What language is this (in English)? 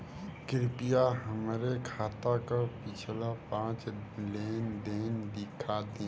Bhojpuri